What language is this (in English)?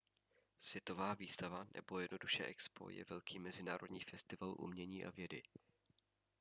Czech